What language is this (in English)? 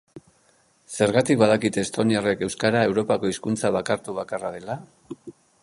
Basque